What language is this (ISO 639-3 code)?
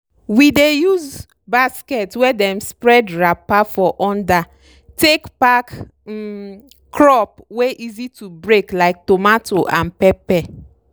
pcm